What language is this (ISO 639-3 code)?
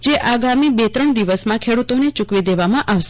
guj